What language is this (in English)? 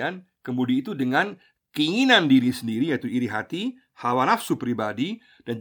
Indonesian